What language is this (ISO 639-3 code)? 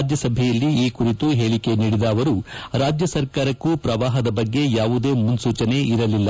kan